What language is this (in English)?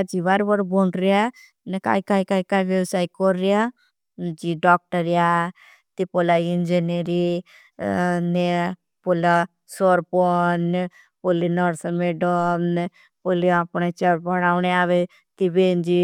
Bhili